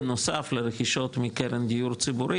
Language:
Hebrew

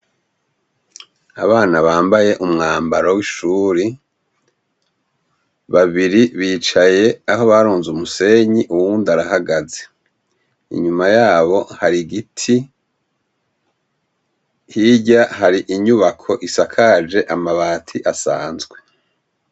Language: Rundi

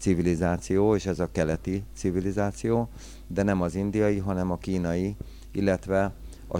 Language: Hungarian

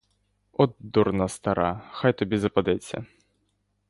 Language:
Ukrainian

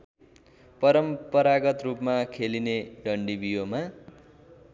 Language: Nepali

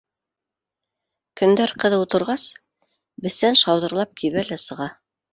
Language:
Bashkir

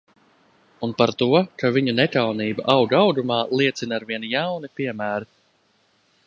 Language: Latvian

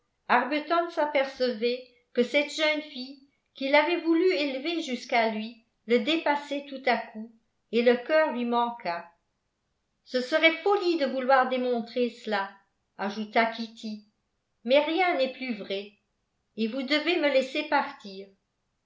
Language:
French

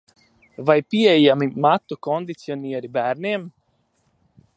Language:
Latvian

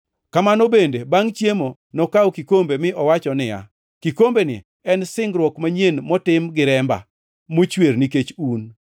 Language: Luo (Kenya and Tanzania)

